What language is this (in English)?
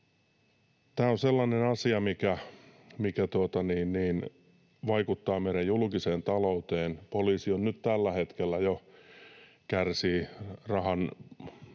Finnish